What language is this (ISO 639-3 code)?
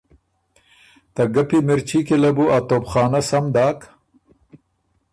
oru